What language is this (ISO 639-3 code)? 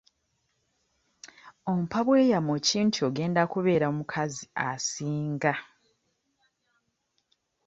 lug